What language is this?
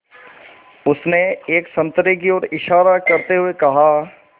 Hindi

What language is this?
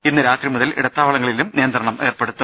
Malayalam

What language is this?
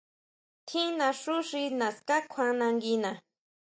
Huautla Mazatec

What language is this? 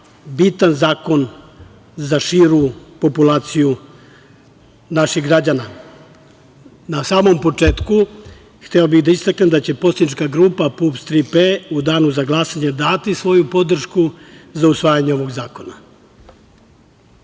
Serbian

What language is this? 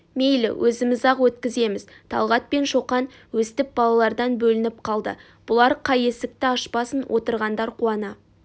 Kazakh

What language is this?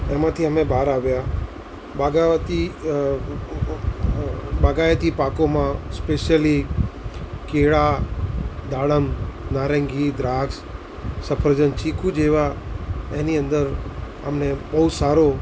Gujarati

